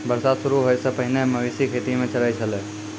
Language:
Maithili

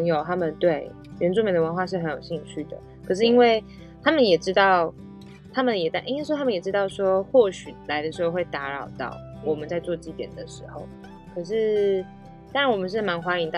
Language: Chinese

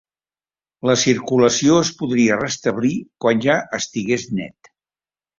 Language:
Catalan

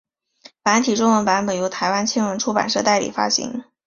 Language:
Chinese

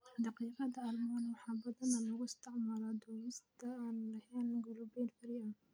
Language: Somali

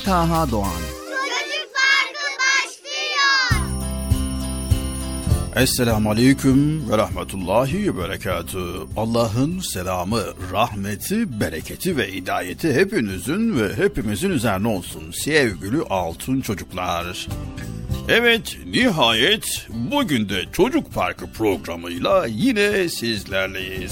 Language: Turkish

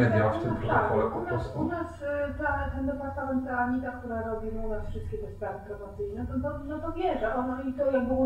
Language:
Polish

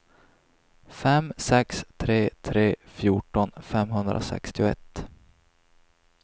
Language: Swedish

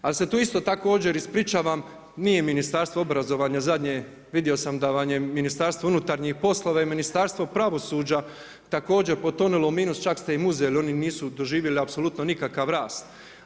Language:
Croatian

